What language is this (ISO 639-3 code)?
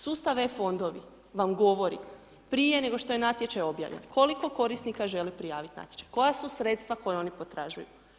hrv